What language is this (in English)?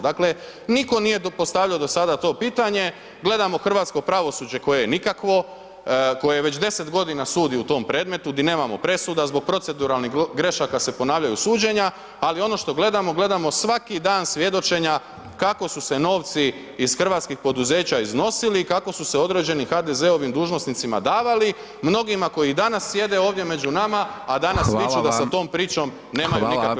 Croatian